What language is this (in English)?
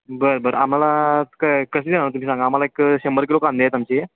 Marathi